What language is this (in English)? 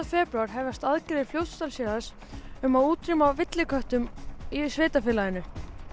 Icelandic